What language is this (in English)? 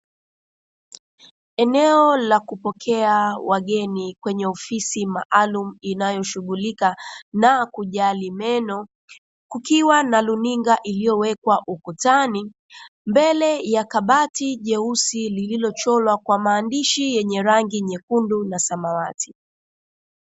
Swahili